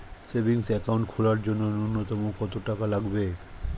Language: Bangla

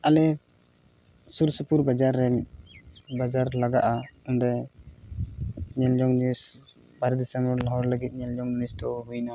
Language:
Santali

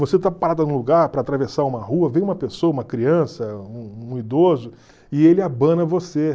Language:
Portuguese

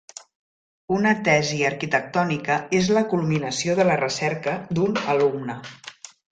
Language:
Catalan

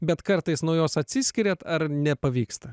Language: Lithuanian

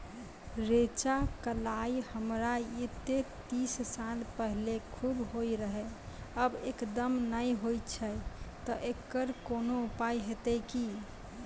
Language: Maithili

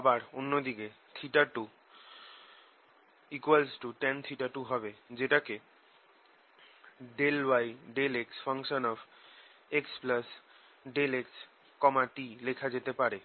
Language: Bangla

